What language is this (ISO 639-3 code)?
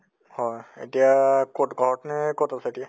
asm